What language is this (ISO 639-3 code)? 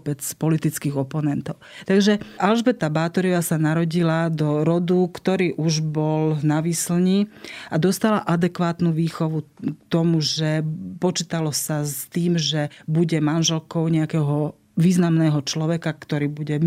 slk